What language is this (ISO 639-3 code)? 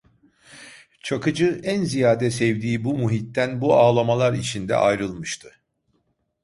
tur